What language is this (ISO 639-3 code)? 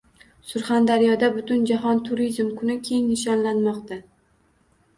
uzb